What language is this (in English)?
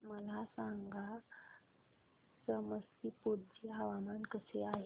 Marathi